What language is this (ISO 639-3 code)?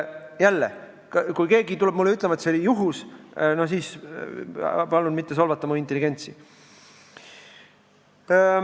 est